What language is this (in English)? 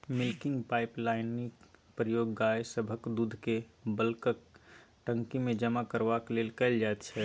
Maithili